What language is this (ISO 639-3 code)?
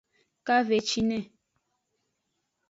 ajg